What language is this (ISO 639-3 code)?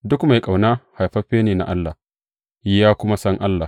hau